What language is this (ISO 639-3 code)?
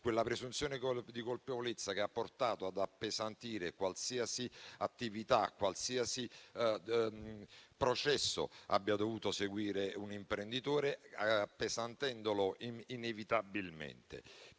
ita